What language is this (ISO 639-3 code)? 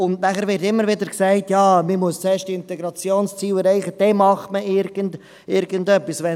gsw